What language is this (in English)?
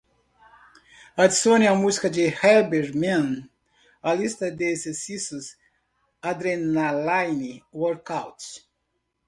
Portuguese